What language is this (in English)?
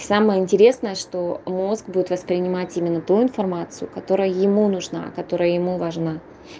Russian